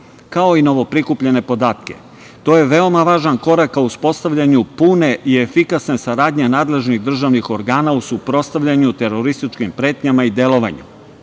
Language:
Serbian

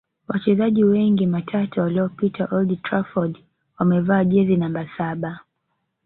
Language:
Swahili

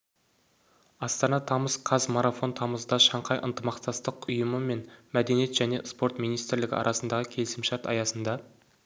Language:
Kazakh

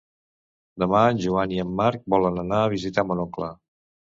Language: Catalan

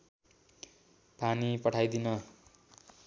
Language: Nepali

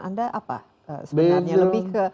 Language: Indonesian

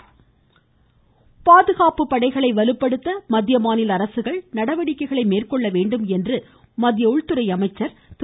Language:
Tamil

